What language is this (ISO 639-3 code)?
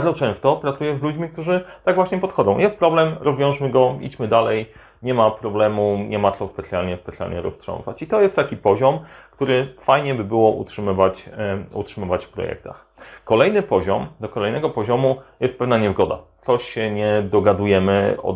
pol